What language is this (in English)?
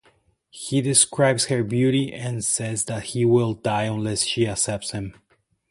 English